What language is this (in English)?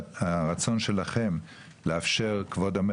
Hebrew